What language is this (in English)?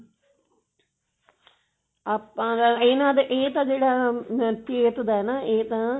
Punjabi